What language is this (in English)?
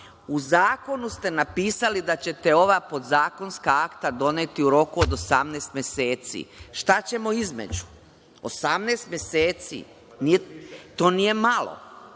Serbian